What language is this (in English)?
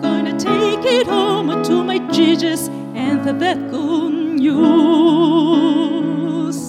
English